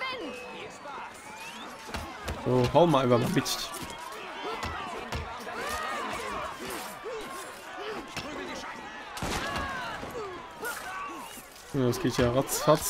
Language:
German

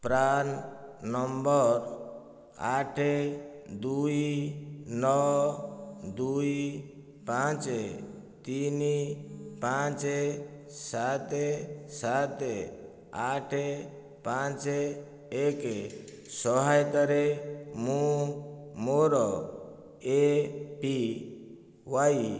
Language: Odia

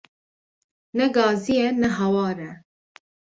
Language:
Kurdish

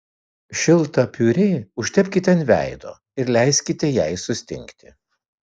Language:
Lithuanian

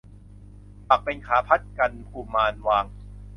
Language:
Thai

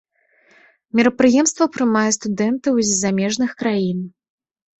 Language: Belarusian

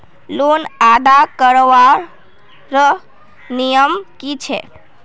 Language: Magahi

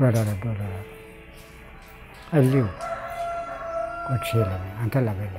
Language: Indonesian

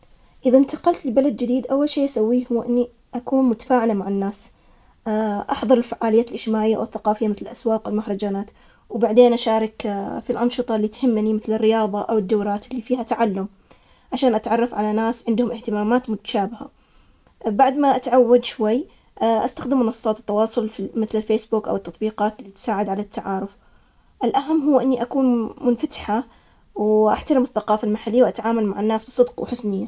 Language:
Omani Arabic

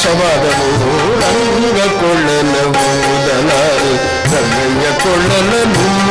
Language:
Kannada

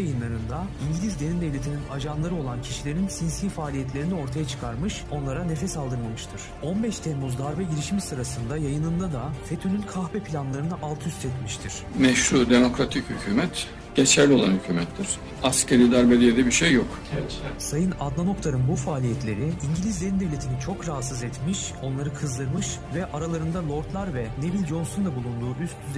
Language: Turkish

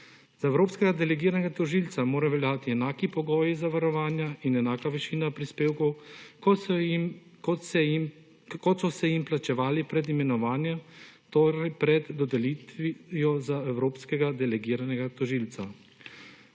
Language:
Slovenian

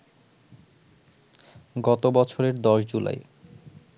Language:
Bangla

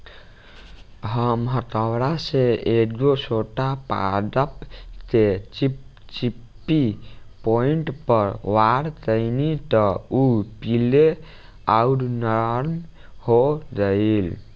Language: Bhojpuri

